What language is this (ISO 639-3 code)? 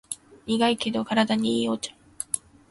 jpn